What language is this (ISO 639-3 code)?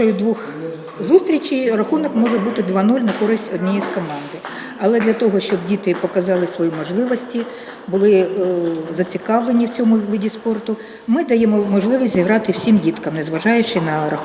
ukr